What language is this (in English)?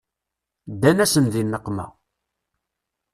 Kabyle